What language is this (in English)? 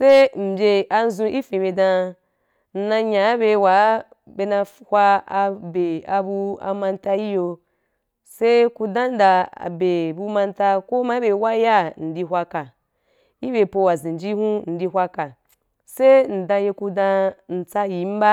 Wapan